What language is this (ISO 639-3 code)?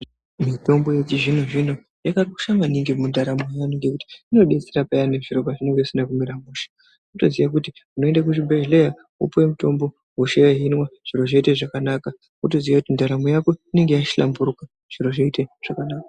ndc